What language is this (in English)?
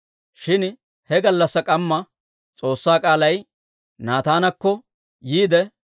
Dawro